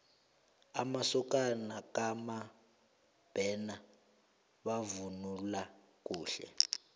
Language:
South Ndebele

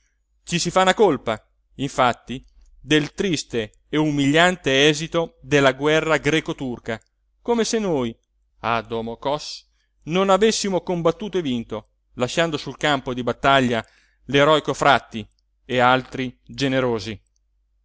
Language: Italian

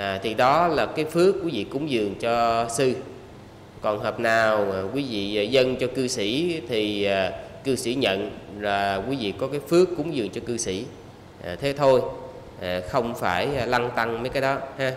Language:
Vietnamese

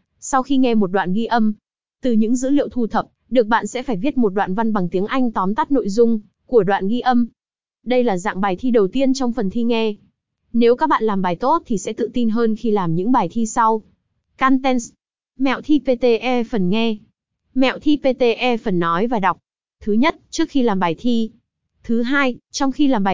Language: Vietnamese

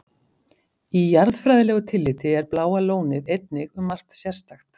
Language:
Icelandic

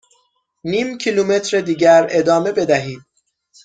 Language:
Persian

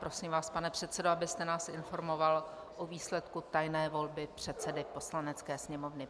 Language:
Czech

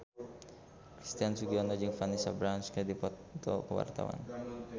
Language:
Sundanese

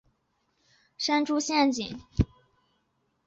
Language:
Chinese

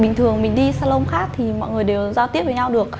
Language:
Vietnamese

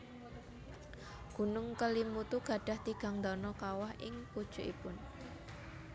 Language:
Javanese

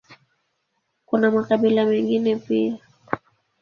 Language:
Swahili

